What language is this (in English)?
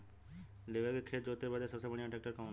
Bhojpuri